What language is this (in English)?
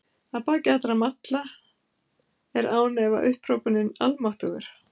Icelandic